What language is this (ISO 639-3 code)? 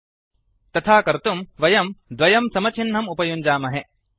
san